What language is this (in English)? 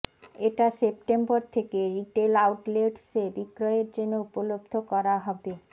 Bangla